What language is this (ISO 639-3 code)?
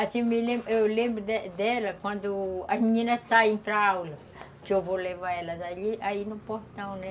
por